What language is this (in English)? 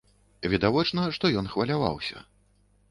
Belarusian